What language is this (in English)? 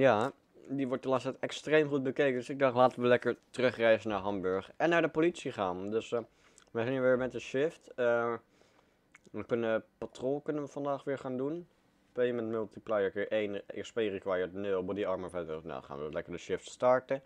Dutch